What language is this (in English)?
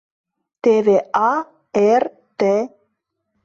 Mari